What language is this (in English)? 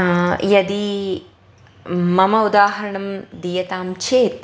Sanskrit